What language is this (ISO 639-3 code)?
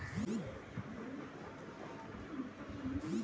mag